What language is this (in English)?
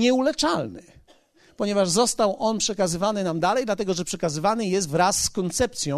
Polish